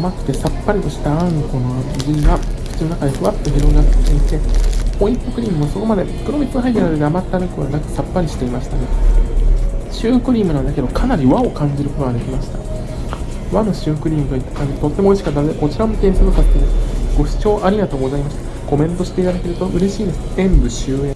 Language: Japanese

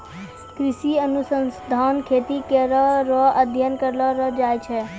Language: Maithili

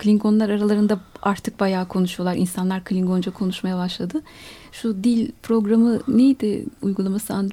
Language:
Turkish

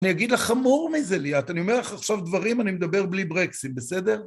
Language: Hebrew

